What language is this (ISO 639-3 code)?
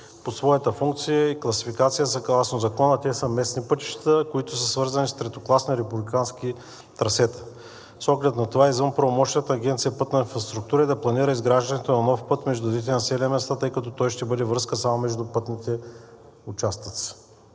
bul